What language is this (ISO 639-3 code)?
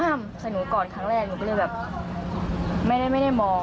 tha